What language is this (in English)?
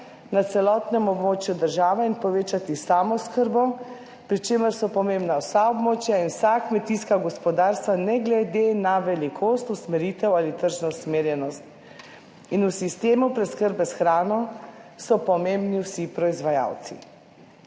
Slovenian